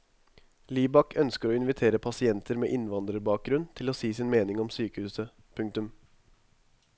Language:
Norwegian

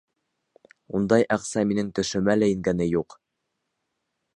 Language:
Bashkir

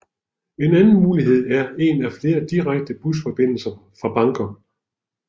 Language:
Danish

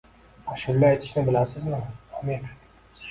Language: Uzbek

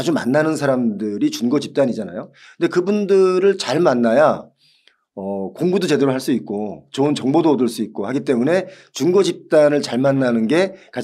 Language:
Korean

